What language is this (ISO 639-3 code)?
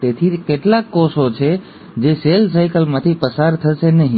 guj